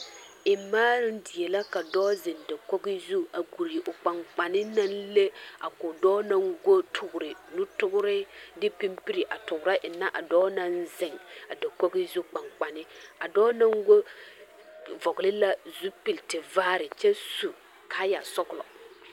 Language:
Southern Dagaare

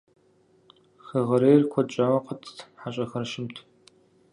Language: Kabardian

